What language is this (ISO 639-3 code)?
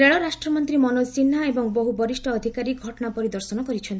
ori